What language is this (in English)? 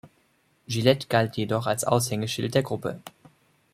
German